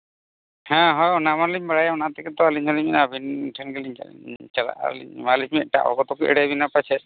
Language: Santali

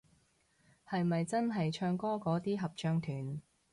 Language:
Cantonese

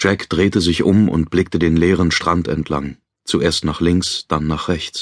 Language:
German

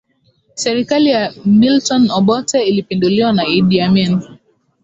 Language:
Swahili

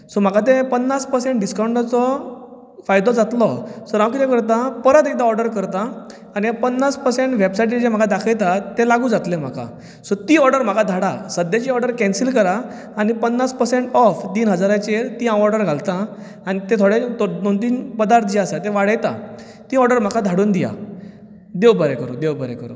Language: Konkani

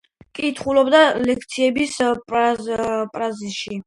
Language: Georgian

